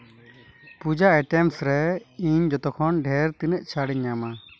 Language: Santali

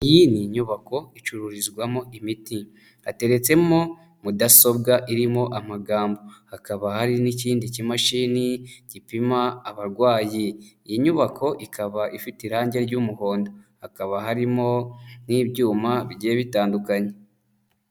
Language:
Kinyarwanda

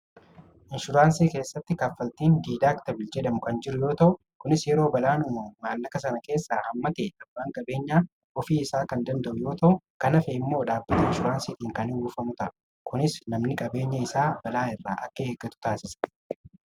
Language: Oromo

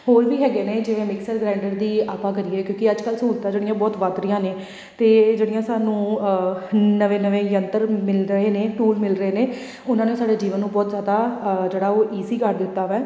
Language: Punjabi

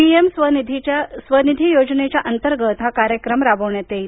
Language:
Marathi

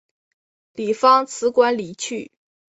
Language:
Chinese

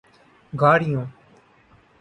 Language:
Urdu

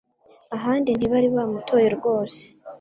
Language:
Kinyarwanda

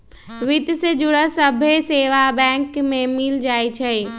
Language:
Magahi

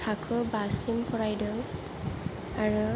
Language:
Bodo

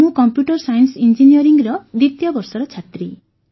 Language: Odia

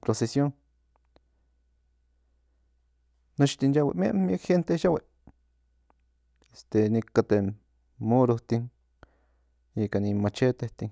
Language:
Central Nahuatl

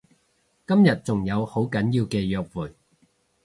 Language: Cantonese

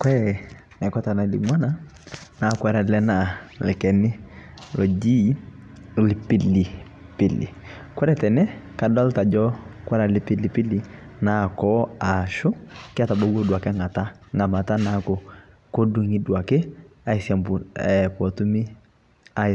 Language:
Masai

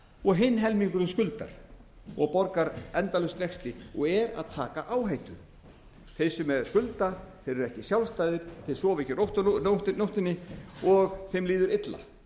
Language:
Icelandic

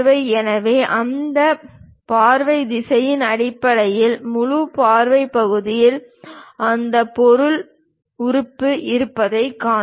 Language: Tamil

